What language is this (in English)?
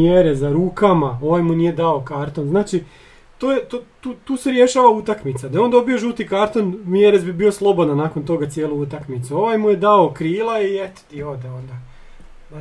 Croatian